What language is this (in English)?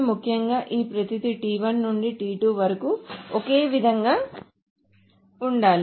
Telugu